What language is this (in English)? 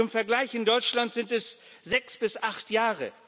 German